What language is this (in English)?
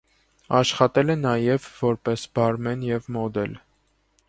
Armenian